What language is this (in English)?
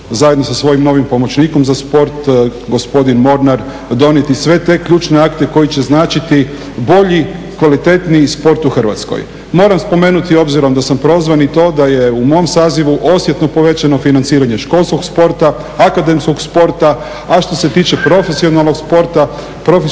Croatian